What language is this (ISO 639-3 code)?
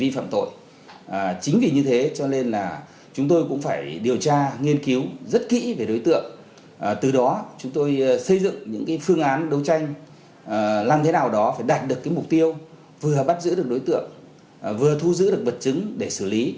vie